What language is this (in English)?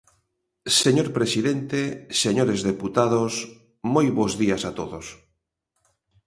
Galician